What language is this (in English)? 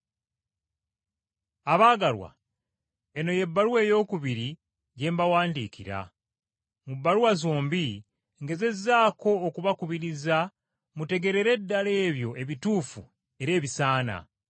Ganda